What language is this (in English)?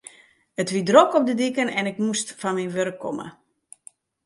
Western Frisian